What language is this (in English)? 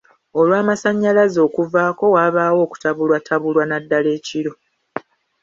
Ganda